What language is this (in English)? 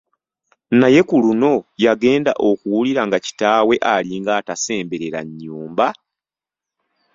Ganda